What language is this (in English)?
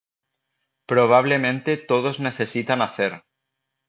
Spanish